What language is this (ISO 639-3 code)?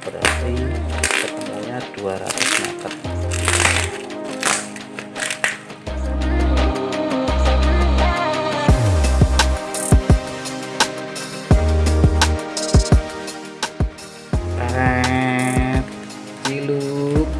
ind